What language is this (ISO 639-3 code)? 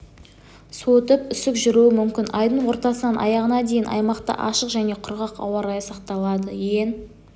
kaz